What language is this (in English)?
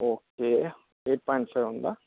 Telugu